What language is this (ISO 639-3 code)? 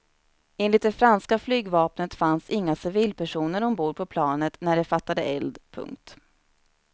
swe